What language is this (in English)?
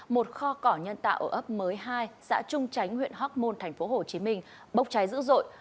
Vietnamese